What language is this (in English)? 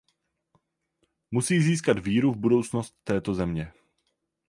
Czech